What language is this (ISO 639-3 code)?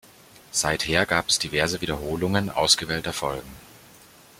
deu